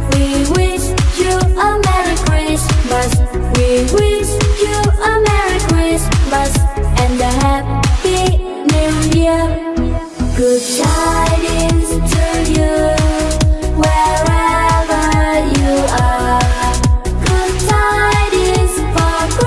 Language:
Dutch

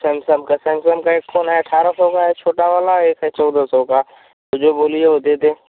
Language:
Hindi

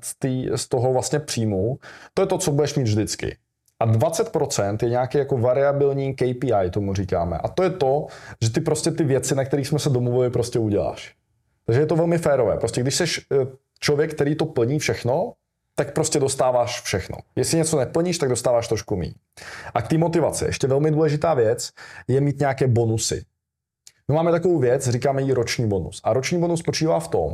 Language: Czech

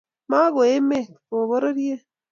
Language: Kalenjin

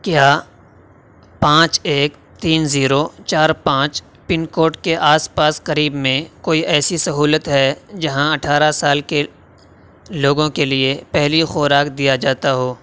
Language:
Urdu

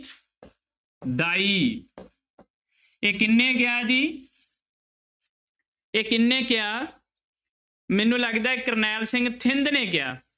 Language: Punjabi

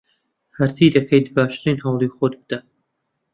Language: Central Kurdish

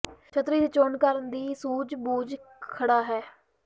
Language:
Punjabi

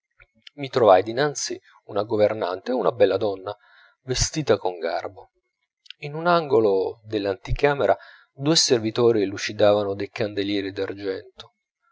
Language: Italian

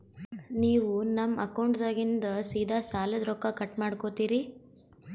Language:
Kannada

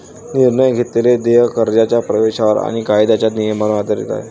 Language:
Marathi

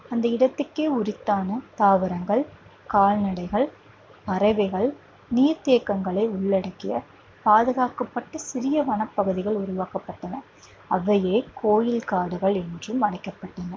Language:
Tamil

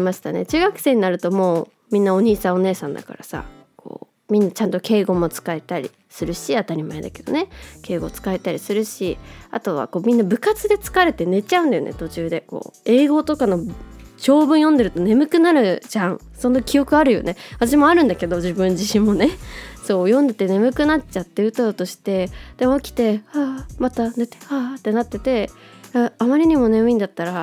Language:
Japanese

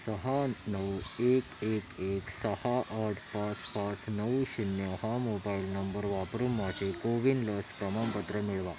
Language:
Marathi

